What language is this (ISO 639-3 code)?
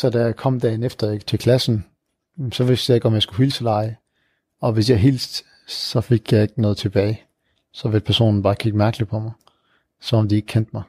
dan